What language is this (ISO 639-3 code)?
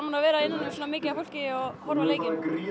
isl